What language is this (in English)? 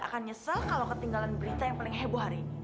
Indonesian